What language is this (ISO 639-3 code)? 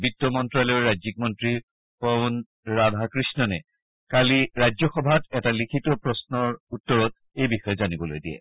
asm